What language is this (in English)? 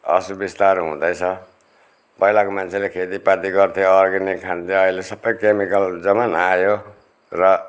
Nepali